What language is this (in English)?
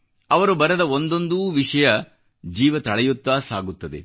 Kannada